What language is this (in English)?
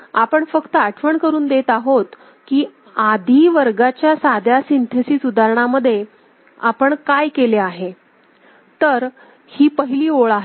Marathi